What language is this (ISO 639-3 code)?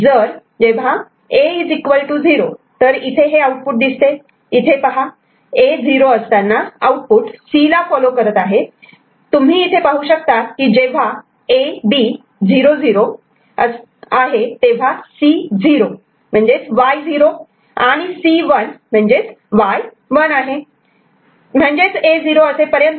mar